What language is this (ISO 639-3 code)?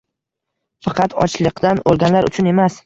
uzb